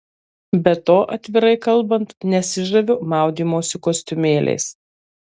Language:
Lithuanian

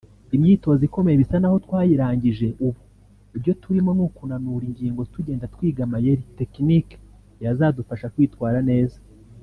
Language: Kinyarwanda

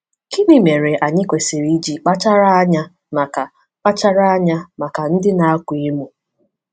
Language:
Igbo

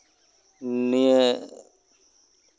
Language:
Santali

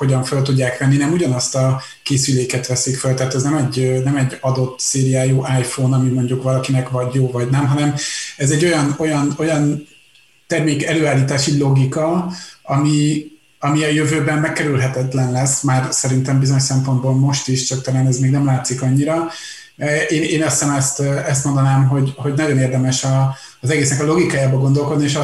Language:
Hungarian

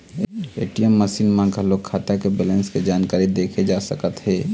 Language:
Chhattisgarhi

